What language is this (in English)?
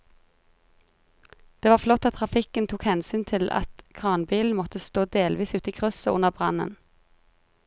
Norwegian